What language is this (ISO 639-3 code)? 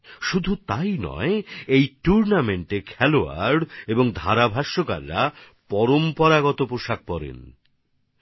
ben